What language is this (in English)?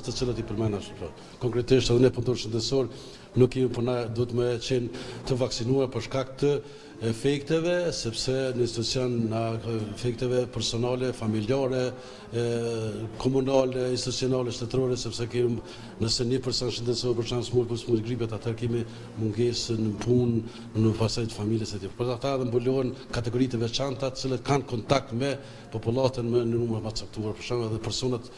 Romanian